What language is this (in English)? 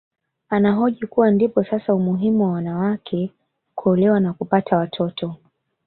Swahili